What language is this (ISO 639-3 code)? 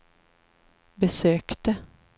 swe